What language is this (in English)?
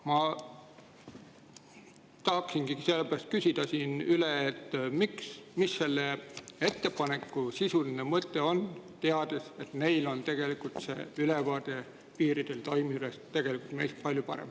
Estonian